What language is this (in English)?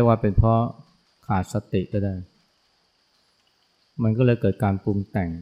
Thai